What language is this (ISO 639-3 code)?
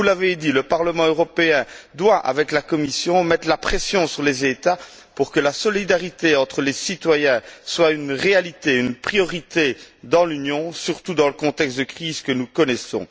fra